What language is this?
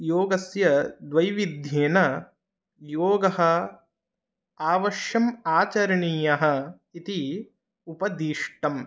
Sanskrit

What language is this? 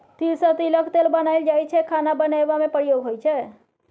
Maithili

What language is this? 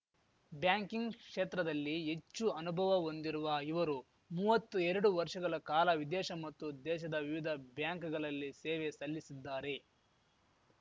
Kannada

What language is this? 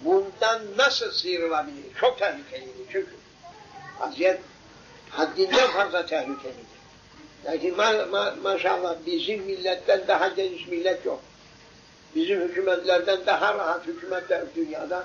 Turkish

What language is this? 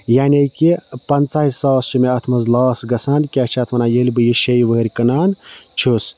Kashmiri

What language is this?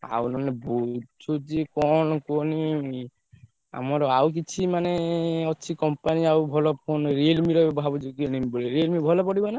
Odia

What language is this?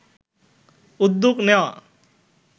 Bangla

